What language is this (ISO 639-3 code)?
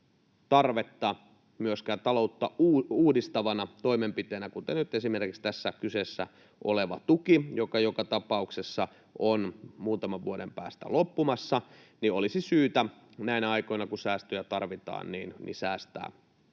fin